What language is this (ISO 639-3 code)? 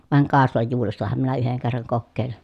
fin